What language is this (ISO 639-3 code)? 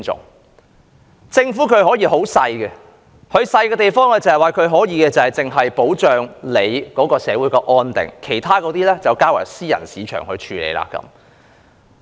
yue